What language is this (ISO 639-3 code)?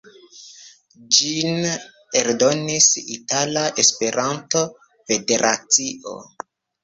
epo